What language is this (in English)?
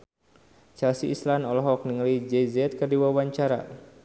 Sundanese